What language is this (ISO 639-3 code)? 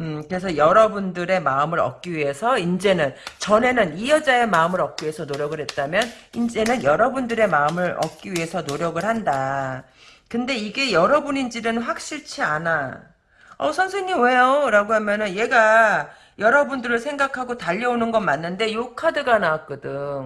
kor